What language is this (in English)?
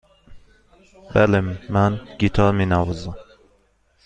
Persian